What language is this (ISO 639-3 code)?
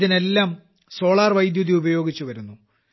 mal